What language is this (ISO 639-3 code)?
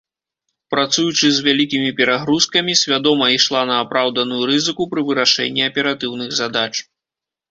bel